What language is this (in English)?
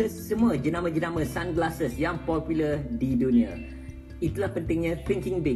Malay